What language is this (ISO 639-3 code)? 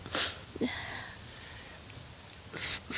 ind